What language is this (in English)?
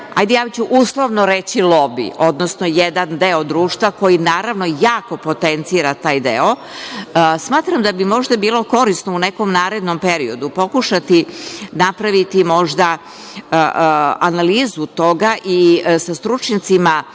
Serbian